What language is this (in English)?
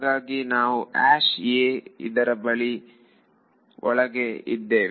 Kannada